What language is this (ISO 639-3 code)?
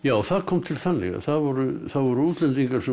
isl